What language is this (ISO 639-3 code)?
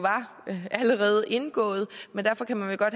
dan